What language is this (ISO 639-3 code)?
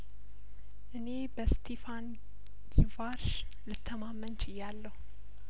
amh